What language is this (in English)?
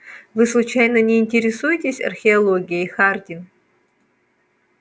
Russian